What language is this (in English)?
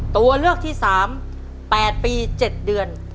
Thai